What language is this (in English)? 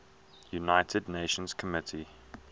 English